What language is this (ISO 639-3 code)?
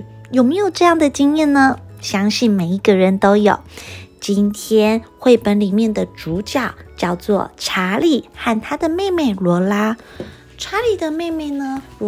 zho